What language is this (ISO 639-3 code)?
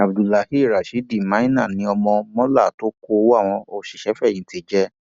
yor